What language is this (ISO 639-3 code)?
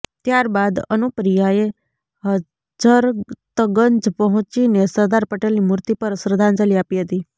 guj